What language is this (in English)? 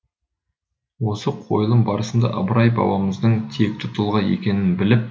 Kazakh